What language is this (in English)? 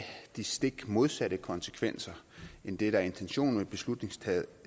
Danish